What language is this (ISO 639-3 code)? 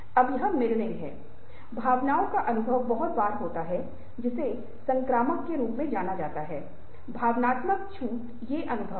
hin